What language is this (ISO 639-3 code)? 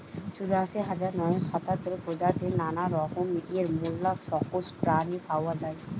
ben